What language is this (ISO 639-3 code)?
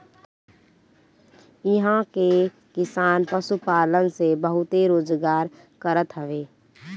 bho